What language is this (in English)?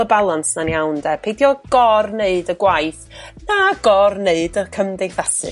Welsh